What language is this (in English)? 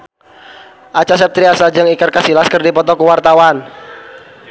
Sundanese